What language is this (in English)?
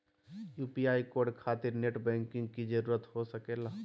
Magahi